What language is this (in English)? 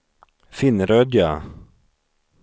Swedish